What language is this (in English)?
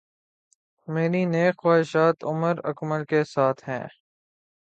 Urdu